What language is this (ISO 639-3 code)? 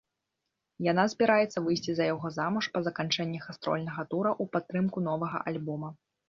bel